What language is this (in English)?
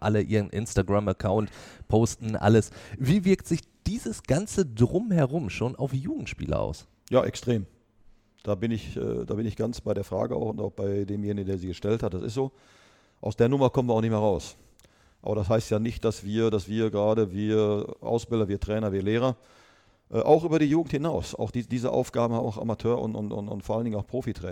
German